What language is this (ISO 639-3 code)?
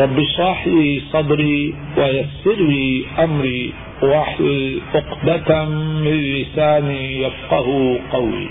urd